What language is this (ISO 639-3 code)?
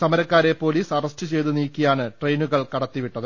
mal